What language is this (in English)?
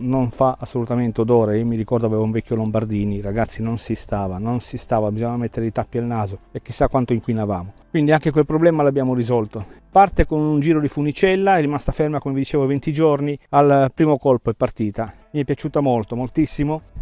Italian